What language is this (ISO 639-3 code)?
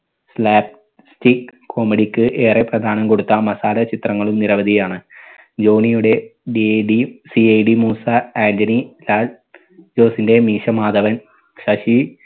mal